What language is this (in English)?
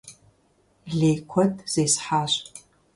Kabardian